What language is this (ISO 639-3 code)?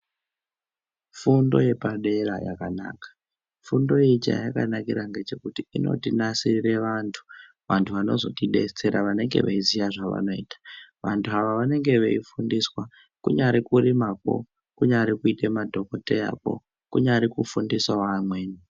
ndc